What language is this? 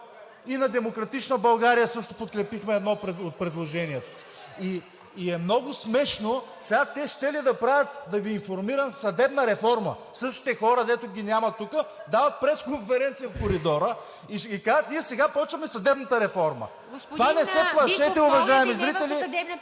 Bulgarian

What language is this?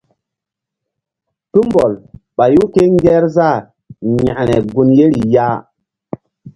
Mbum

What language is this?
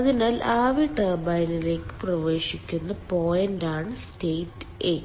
Malayalam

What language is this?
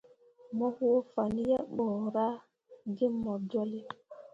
Mundang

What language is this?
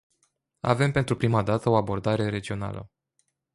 Romanian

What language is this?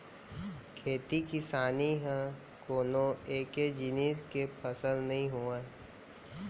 Chhattisgarhi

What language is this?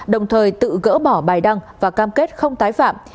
Vietnamese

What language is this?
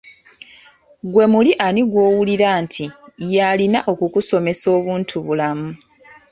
Ganda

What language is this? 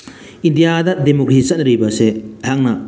Manipuri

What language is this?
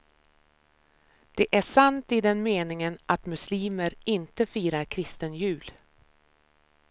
Swedish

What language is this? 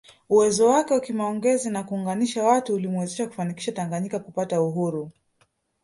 Swahili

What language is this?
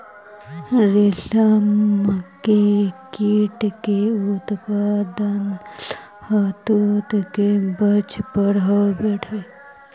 Magahi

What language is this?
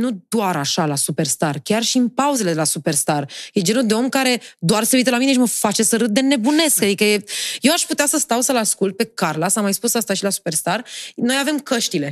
Romanian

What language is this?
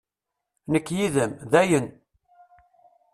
Kabyle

